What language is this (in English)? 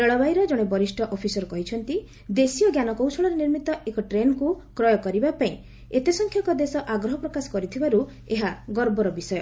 Odia